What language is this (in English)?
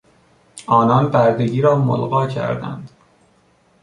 Persian